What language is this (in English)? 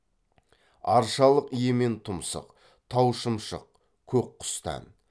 Kazakh